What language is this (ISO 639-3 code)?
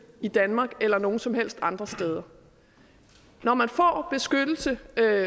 dan